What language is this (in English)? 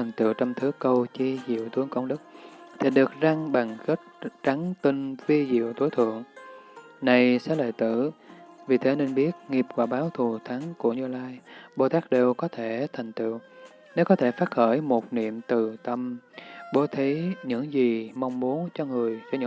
Vietnamese